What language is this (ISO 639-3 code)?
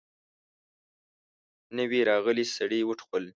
pus